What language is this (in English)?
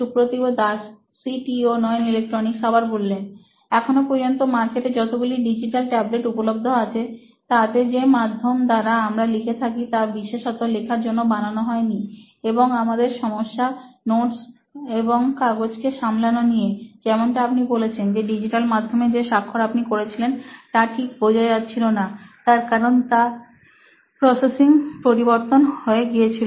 Bangla